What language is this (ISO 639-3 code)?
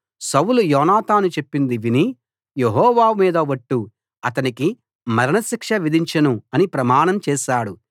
tel